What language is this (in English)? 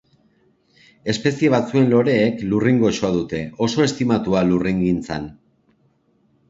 Basque